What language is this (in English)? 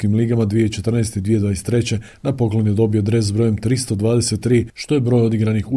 Croatian